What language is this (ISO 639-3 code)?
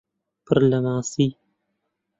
ckb